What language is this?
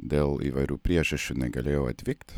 Lithuanian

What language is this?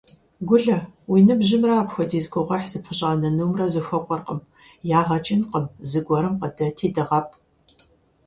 Kabardian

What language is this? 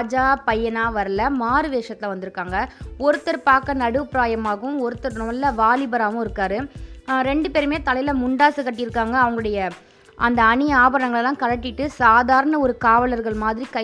Tamil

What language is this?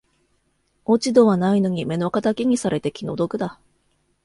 Japanese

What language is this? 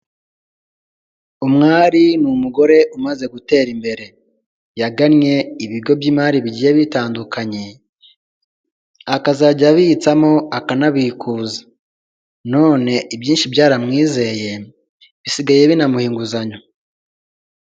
Kinyarwanda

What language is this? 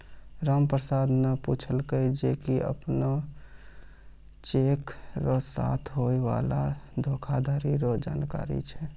Maithili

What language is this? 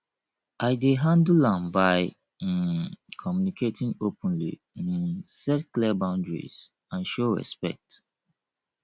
Nigerian Pidgin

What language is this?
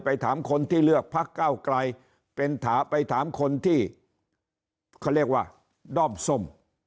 Thai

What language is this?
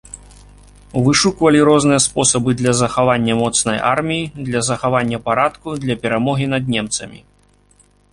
Belarusian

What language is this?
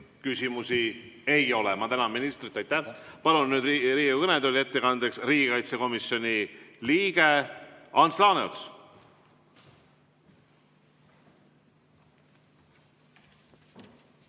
Estonian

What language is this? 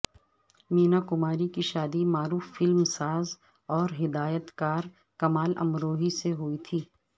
Urdu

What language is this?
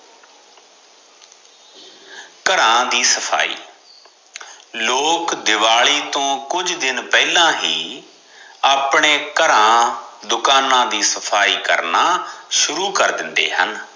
Punjabi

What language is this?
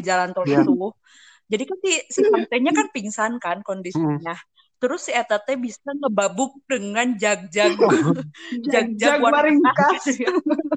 Indonesian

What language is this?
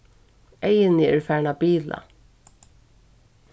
Faroese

